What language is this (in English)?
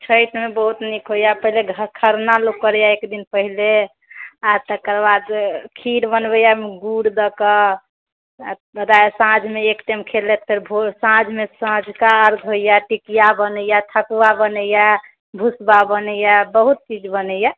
Maithili